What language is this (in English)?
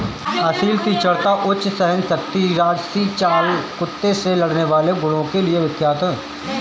Hindi